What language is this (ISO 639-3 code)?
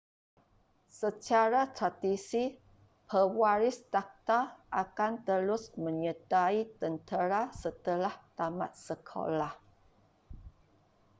msa